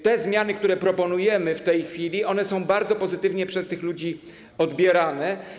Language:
Polish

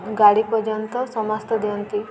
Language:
Odia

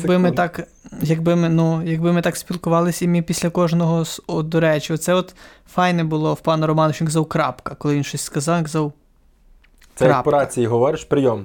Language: Ukrainian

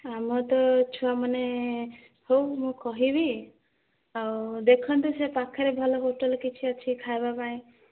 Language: Odia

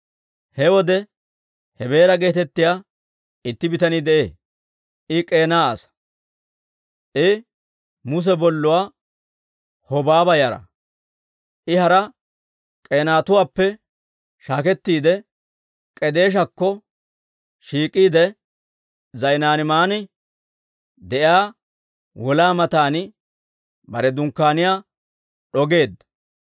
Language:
Dawro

